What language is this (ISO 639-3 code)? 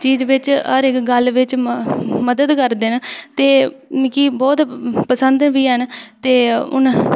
doi